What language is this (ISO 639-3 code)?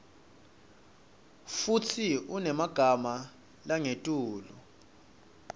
ssw